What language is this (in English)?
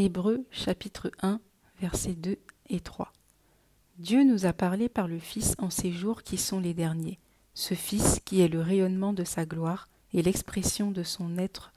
French